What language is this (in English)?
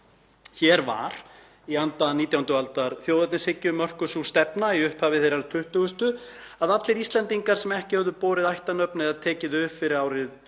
Icelandic